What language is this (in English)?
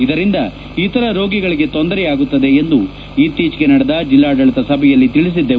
Kannada